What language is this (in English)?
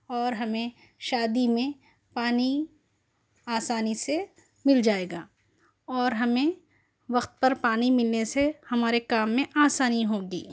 Urdu